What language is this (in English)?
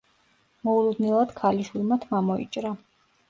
Georgian